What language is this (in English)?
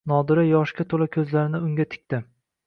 Uzbek